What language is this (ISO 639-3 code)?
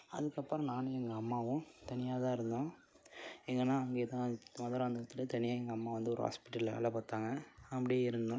tam